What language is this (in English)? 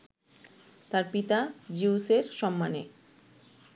Bangla